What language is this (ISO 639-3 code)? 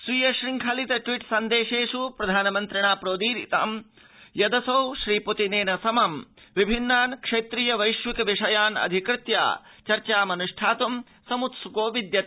san